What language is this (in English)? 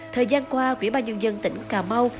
Vietnamese